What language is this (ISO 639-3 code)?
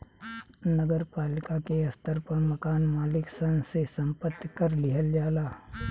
bho